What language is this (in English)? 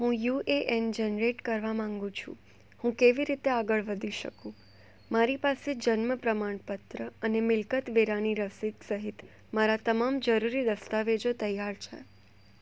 Gujarati